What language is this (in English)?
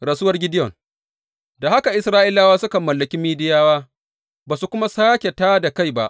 Hausa